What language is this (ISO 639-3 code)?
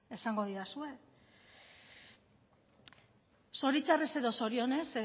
eus